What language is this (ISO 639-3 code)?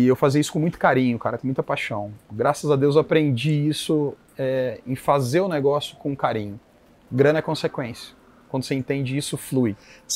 por